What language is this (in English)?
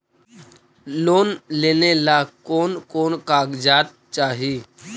Magahi